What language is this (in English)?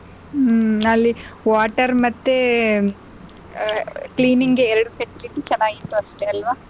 Kannada